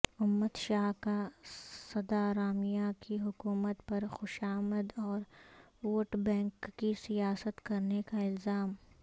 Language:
Urdu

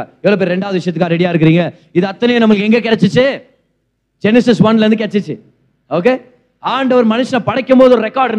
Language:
Tamil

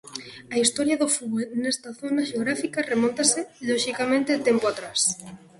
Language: Galician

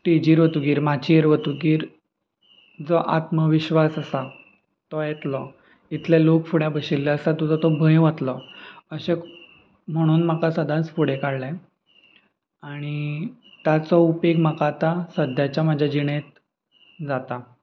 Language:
Konkani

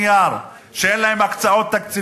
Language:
Hebrew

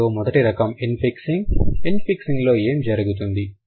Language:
Telugu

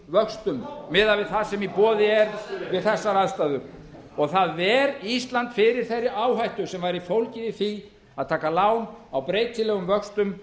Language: Icelandic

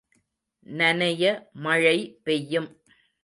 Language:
Tamil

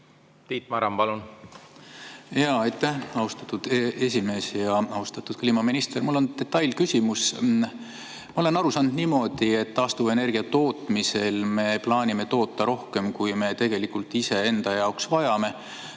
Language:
Estonian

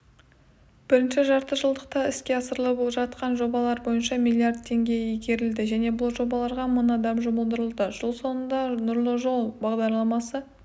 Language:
Kazakh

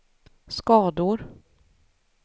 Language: Swedish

